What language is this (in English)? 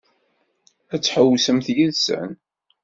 Kabyle